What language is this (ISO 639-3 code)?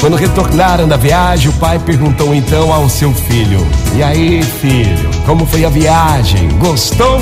por